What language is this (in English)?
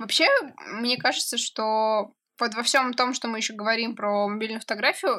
Russian